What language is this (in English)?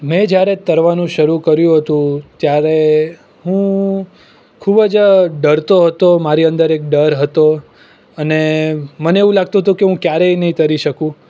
Gujarati